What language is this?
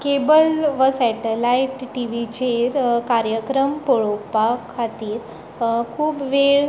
Konkani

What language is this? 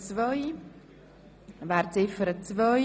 Swiss German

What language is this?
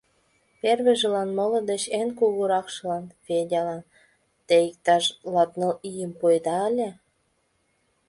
Mari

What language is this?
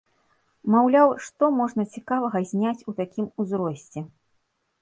Belarusian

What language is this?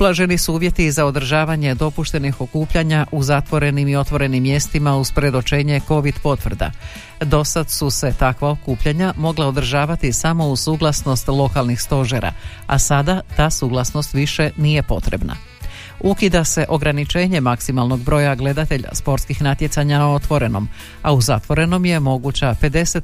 Croatian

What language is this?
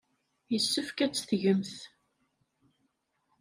Kabyle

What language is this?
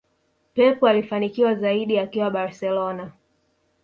Swahili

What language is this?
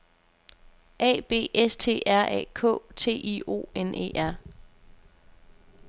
Danish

